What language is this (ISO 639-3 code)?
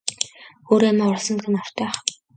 mon